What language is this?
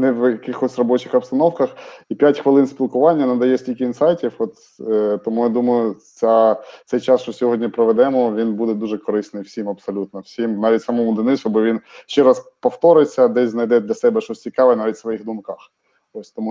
Ukrainian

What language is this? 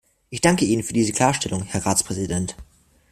German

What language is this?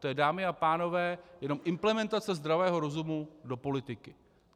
Czech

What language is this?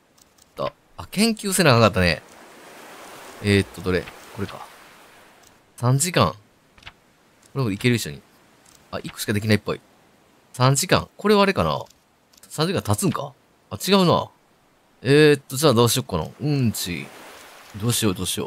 Japanese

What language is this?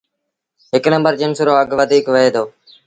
Sindhi Bhil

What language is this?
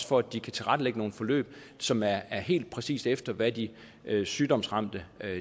Danish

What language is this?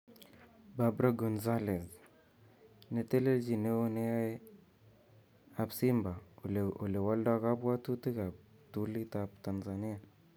Kalenjin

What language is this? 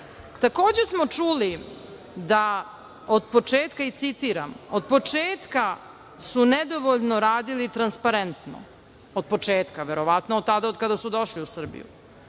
Serbian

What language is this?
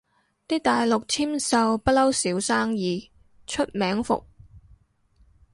Cantonese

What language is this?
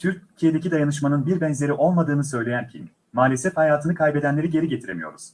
Turkish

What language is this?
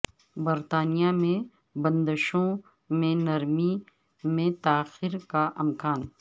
Urdu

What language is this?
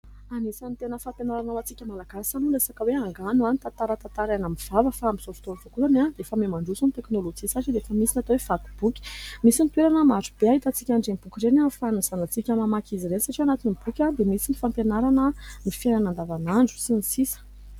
Malagasy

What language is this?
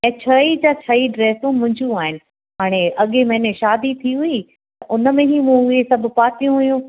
Sindhi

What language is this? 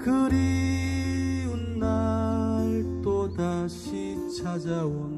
Korean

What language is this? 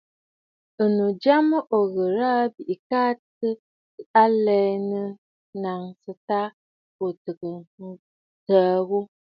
Bafut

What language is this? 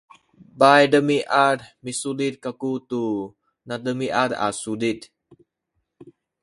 Sakizaya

